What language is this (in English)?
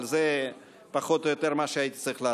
Hebrew